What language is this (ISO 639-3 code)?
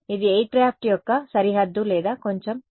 tel